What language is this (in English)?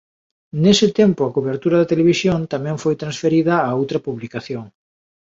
Galician